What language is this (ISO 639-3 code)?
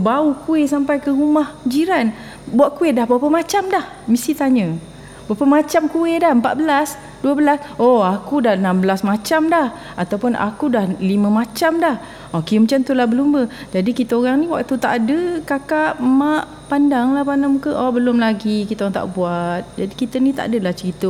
msa